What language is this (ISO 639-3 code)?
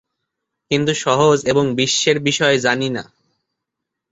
ben